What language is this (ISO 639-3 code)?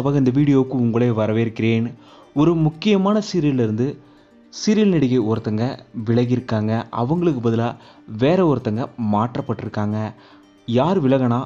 tam